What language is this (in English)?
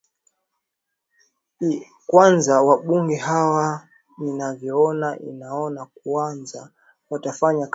Swahili